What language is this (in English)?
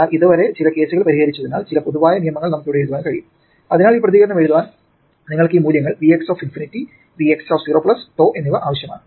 Malayalam